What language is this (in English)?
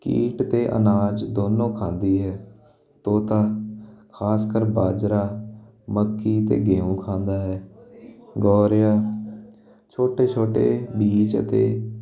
Punjabi